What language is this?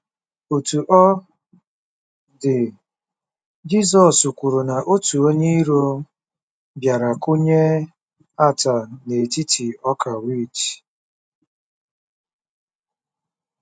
Igbo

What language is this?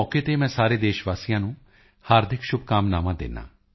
Punjabi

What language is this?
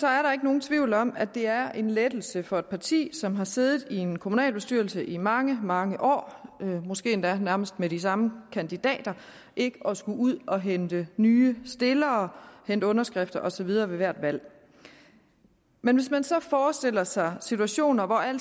Danish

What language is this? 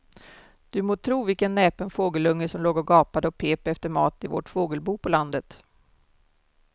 Swedish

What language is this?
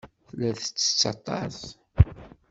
Kabyle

